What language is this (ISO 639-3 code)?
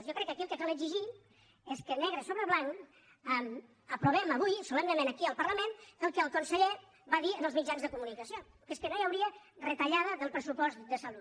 cat